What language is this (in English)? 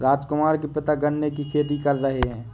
Hindi